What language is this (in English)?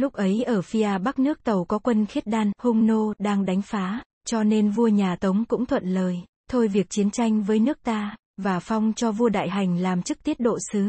Vietnamese